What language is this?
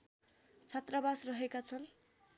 Nepali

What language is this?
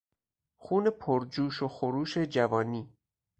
Persian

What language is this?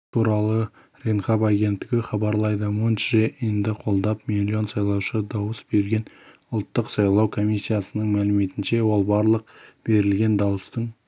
Kazakh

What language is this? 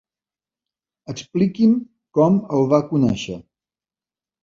Catalan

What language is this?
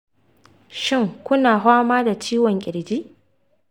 Hausa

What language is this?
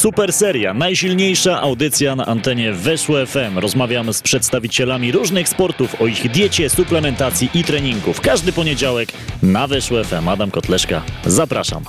Polish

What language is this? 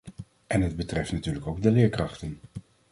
Dutch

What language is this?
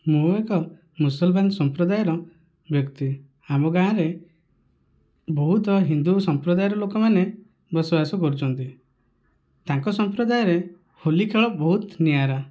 Odia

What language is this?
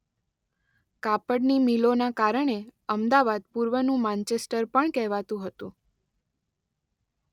Gujarati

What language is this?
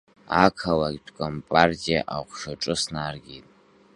Abkhazian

